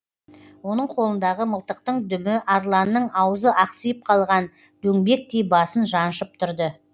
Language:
Kazakh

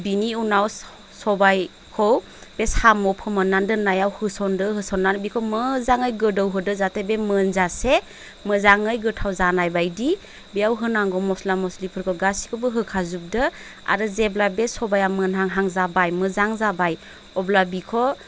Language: Bodo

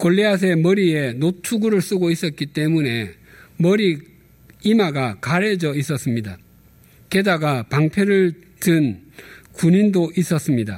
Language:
Korean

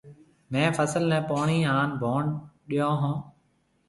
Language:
Marwari (Pakistan)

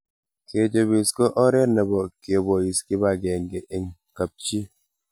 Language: Kalenjin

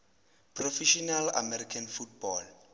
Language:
Zulu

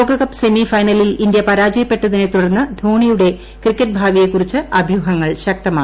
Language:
Malayalam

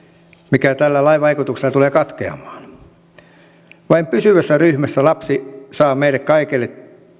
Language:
Finnish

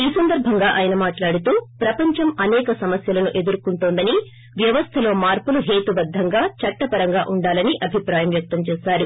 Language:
Telugu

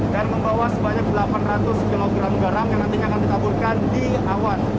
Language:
Indonesian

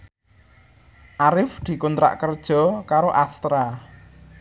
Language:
Javanese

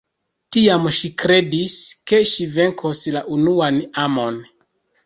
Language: Esperanto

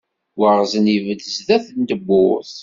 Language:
Kabyle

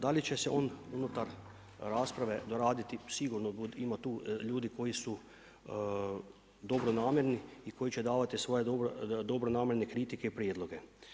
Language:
Croatian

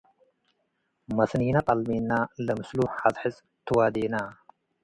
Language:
Tigre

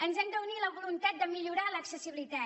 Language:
Catalan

